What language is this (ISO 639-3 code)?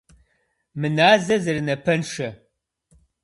kbd